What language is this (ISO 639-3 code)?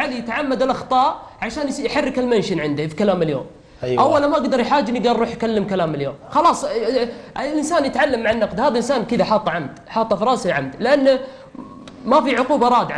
ara